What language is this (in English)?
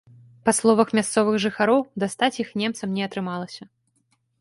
Belarusian